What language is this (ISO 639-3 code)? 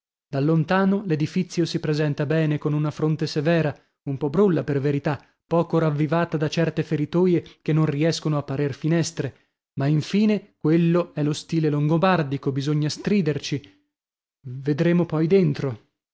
ita